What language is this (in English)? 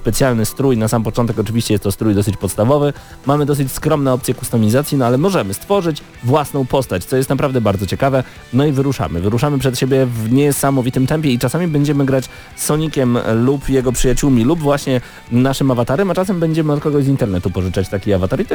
Polish